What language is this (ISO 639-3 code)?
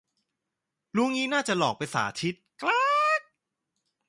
tha